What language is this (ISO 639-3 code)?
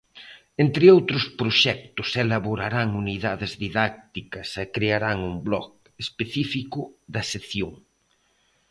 glg